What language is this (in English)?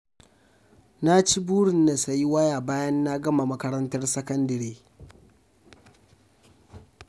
Hausa